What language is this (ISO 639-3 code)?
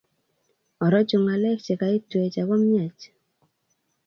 kln